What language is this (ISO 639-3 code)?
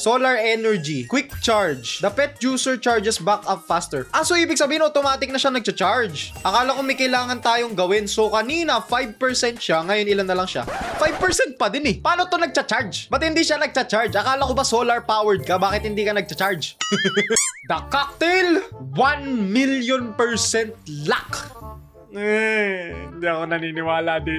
fil